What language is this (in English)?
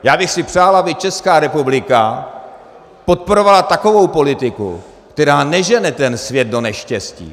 Czech